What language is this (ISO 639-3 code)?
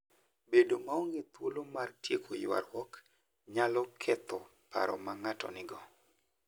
luo